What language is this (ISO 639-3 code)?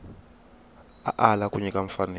tso